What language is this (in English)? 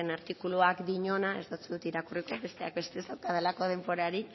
Basque